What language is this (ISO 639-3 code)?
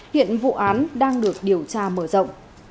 vie